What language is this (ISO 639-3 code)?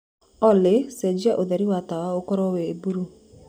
kik